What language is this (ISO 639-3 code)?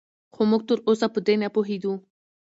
pus